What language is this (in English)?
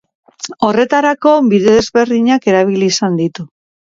Basque